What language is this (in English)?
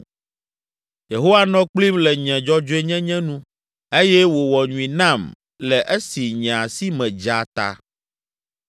Ewe